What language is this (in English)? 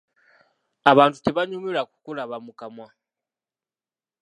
Ganda